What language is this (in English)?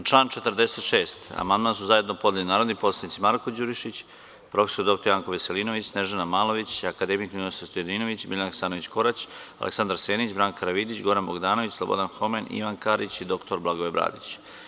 Serbian